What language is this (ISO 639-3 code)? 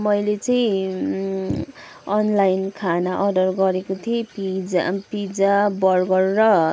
nep